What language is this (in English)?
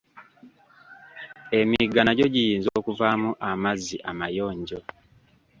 Ganda